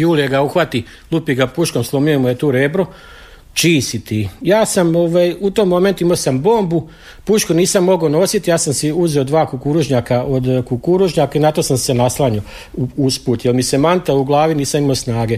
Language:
Croatian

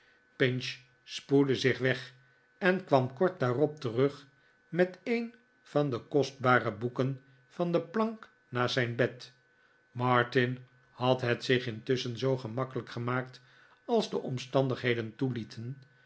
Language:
Dutch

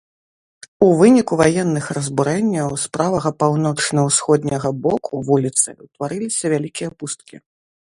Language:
Belarusian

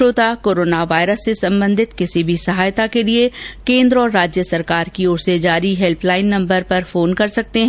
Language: Hindi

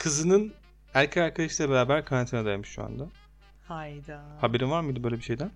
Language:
Turkish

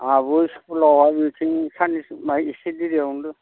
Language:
Bodo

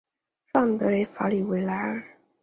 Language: Chinese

